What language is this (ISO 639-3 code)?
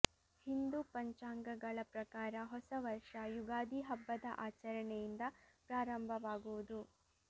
kan